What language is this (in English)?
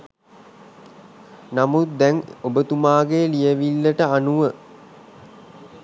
Sinhala